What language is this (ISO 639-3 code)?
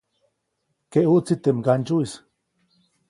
zoc